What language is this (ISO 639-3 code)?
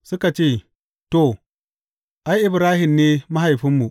hau